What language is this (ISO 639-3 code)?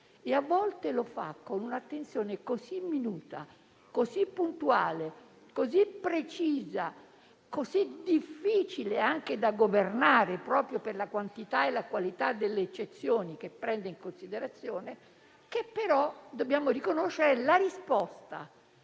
ita